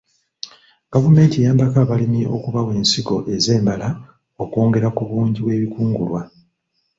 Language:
Ganda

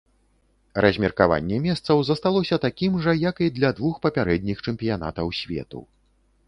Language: Belarusian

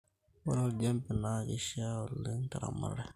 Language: Masai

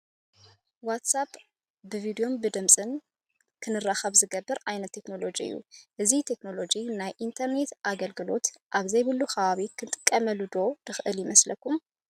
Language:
Tigrinya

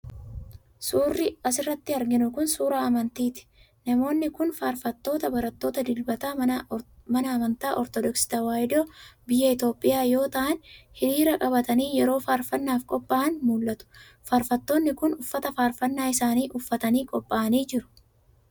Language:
Oromo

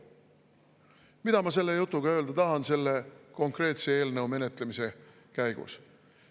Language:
Estonian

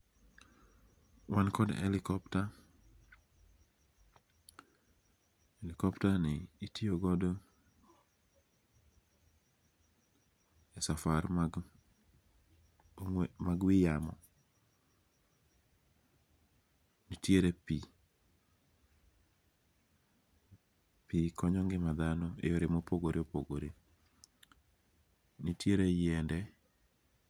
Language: Luo (Kenya and Tanzania)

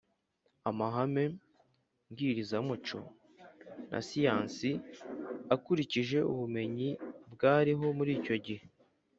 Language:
Kinyarwanda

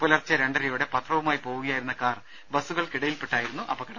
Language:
Malayalam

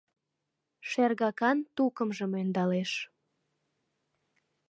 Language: Mari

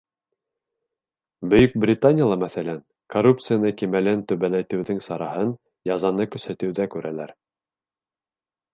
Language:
Bashkir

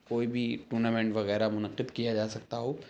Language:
Urdu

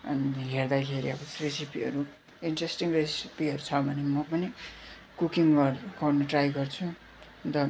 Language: Nepali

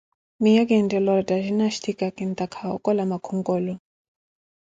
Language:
Koti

